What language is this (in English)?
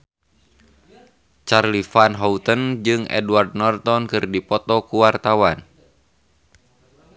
Sundanese